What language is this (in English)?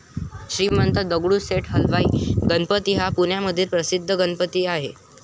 Marathi